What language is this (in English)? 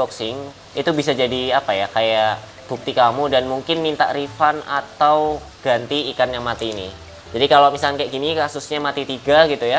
Indonesian